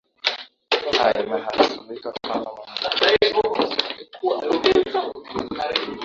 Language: Swahili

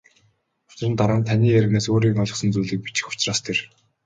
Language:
Mongolian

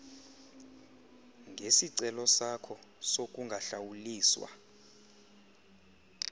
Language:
Xhosa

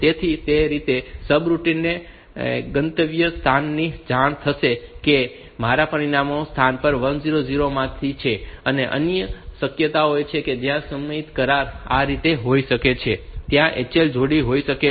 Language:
Gujarati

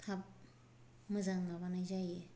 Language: Bodo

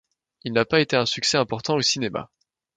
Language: French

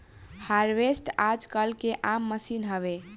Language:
Bhojpuri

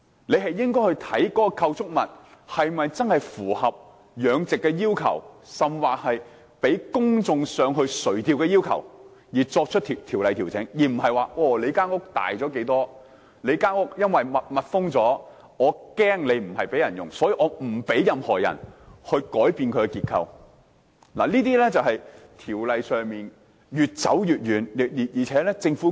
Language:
Cantonese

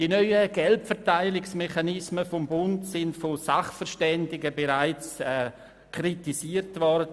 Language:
Swiss German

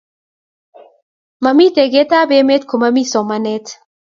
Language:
Kalenjin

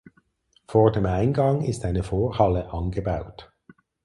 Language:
German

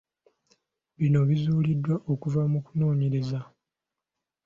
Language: Ganda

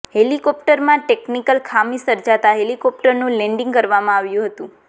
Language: Gujarati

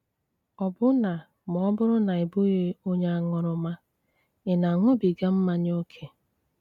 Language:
Igbo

